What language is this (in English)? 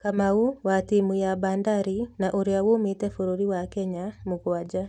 Kikuyu